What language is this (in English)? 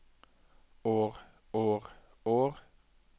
Norwegian